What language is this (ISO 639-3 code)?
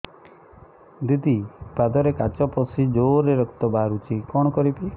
ori